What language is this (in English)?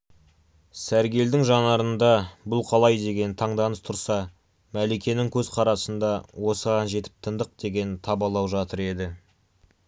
Kazakh